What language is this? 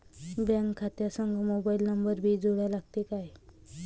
Marathi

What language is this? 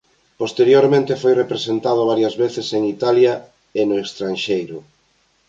Galician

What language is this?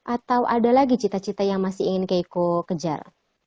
Indonesian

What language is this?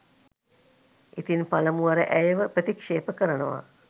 Sinhala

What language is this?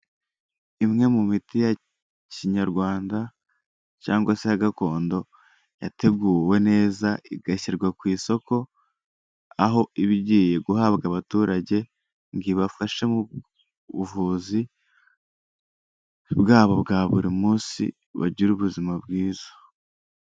Kinyarwanda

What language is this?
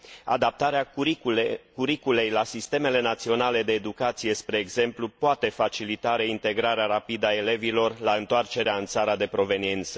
Romanian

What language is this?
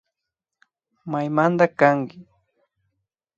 Imbabura Highland Quichua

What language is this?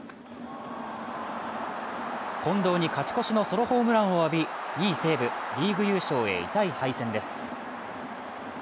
Japanese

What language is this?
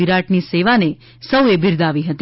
Gujarati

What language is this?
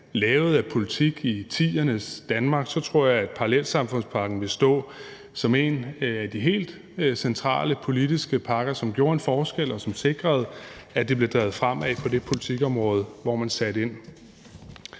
Danish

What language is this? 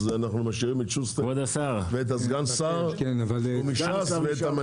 Hebrew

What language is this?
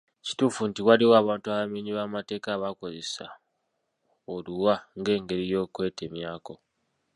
Ganda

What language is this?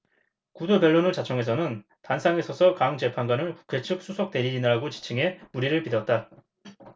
Korean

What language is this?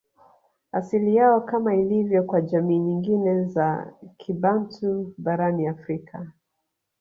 Swahili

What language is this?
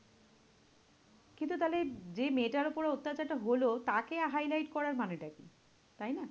Bangla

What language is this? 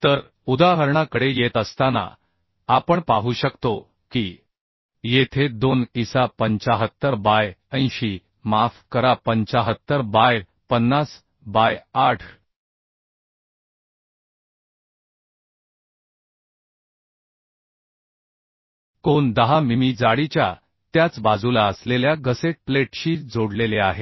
Marathi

